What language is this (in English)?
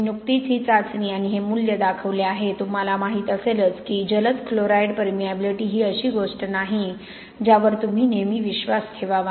Marathi